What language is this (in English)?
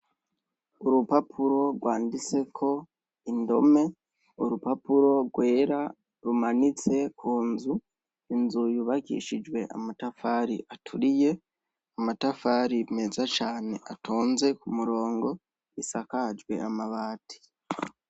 Rundi